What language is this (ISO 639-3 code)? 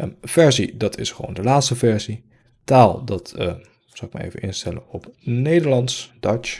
nld